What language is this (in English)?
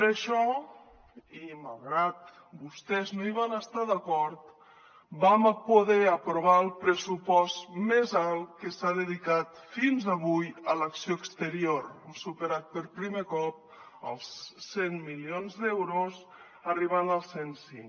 Catalan